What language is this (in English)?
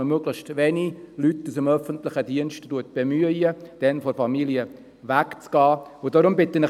Swiss German